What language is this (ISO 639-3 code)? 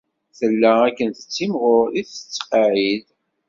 kab